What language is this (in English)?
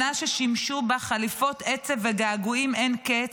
Hebrew